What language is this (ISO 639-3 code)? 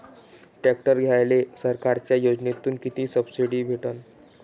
mar